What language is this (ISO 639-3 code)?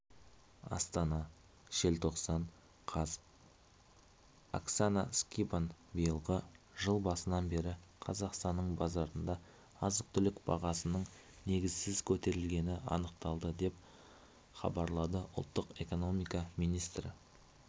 kaz